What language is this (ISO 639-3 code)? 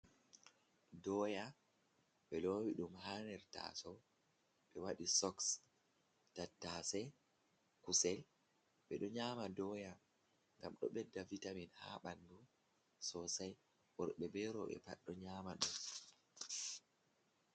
ful